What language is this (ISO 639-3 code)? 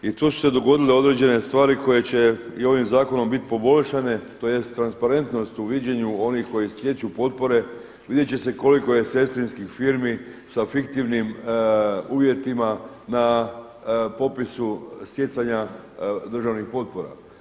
hrv